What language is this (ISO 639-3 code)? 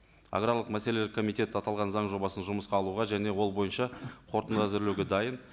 kaz